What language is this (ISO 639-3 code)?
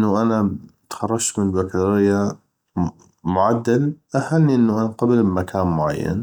ayp